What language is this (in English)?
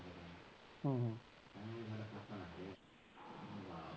Punjabi